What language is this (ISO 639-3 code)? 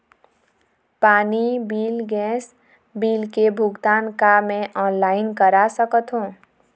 hne